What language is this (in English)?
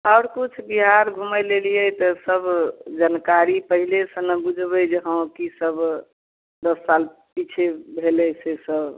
Maithili